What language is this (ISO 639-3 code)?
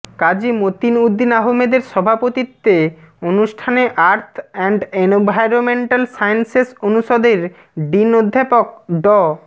ben